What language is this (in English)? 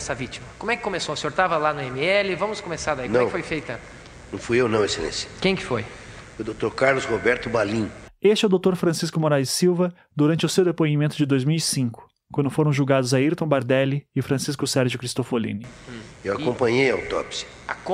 Portuguese